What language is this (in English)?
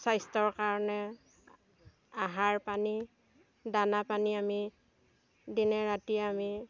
Assamese